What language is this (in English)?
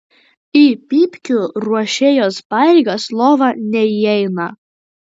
Lithuanian